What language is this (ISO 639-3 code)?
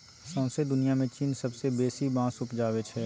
mai